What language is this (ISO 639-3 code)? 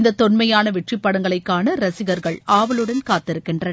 tam